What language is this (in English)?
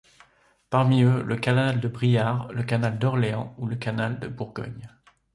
French